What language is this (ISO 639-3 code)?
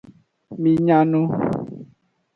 ajg